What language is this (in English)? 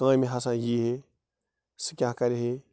Kashmiri